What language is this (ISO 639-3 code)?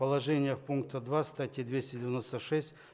rus